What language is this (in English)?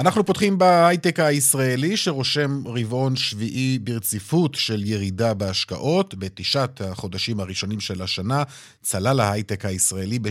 Hebrew